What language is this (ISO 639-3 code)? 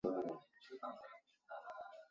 zho